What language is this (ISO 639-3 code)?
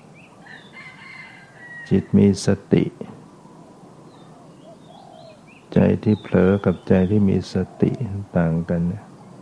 tha